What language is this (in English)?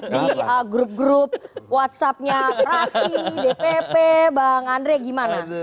Indonesian